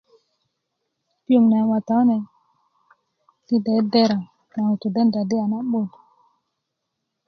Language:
Kuku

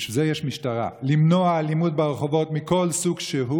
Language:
Hebrew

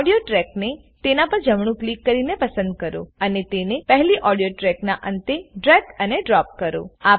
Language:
Gujarati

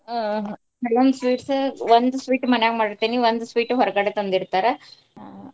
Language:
Kannada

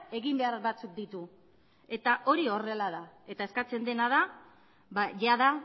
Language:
Basque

